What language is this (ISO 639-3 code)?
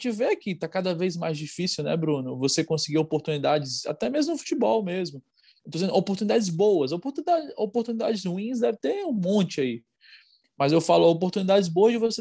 por